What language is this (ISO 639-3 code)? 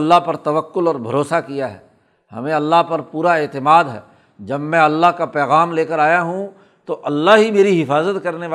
urd